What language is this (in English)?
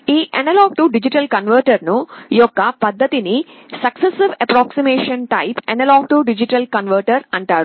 Telugu